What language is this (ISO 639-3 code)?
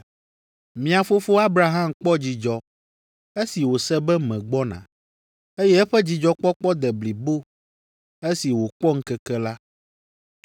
ewe